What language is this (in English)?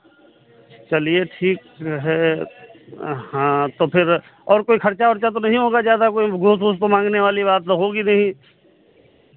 Hindi